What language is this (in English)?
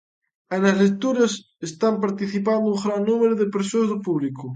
Galician